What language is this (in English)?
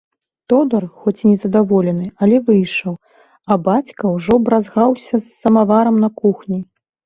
Belarusian